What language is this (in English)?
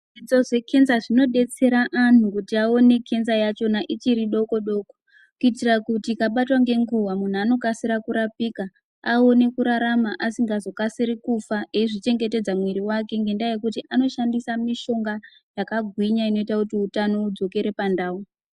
Ndau